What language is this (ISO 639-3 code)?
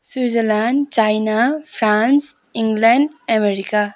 nep